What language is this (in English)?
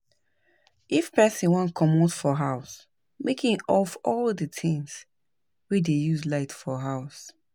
Nigerian Pidgin